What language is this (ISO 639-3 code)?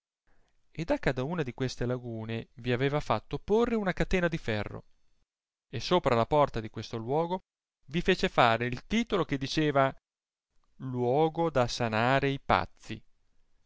ita